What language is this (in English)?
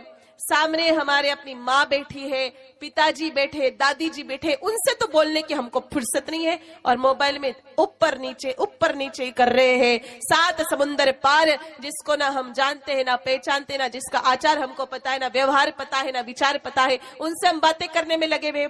Hindi